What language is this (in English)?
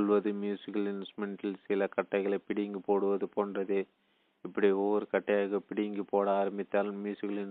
Tamil